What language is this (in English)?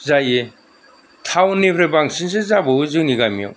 Bodo